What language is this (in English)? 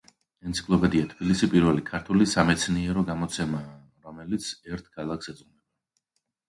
Georgian